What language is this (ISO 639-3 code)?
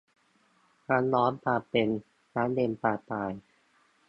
tha